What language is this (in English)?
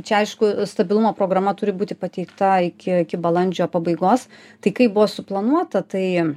Lithuanian